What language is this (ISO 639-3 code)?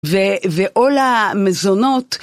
heb